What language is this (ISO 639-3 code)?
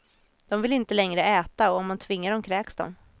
swe